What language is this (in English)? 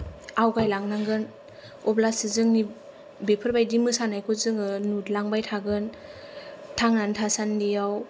Bodo